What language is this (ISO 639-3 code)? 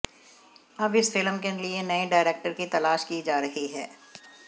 hin